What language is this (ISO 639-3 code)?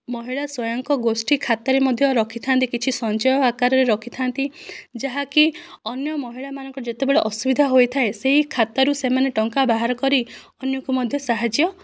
ori